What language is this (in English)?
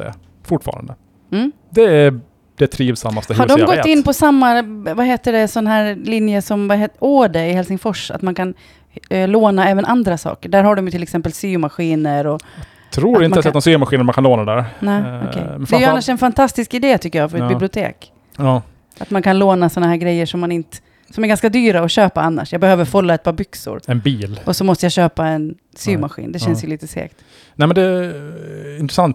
Swedish